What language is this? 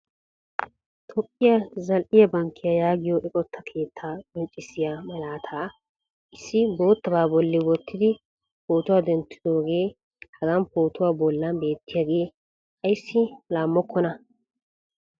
Wolaytta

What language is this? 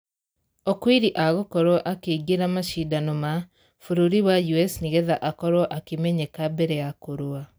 Kikuyu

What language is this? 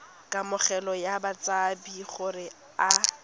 Tswana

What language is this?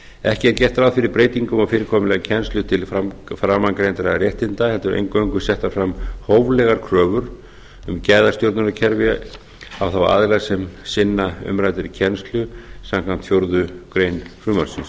Icelandic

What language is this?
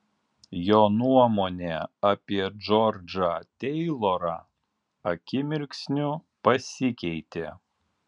Lithuanian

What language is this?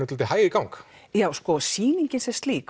Icelandic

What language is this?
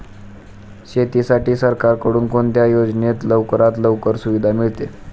Marathi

